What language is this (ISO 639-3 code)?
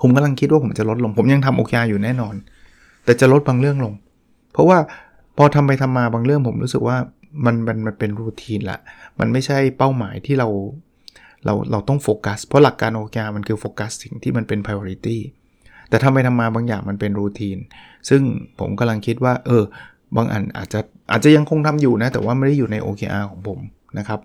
tha